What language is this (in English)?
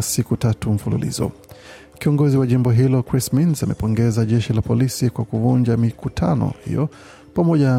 Swahili